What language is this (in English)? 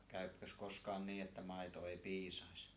Finnish